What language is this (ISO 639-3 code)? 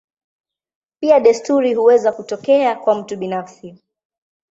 swa